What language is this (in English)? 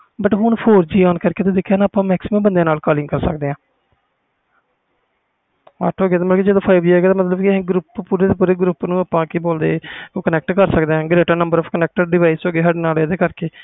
Punjabi